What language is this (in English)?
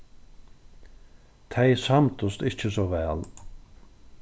Faroese